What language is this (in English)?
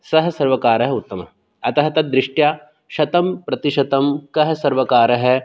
Sanskrit